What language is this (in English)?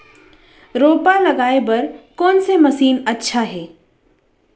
Chhattisgarhi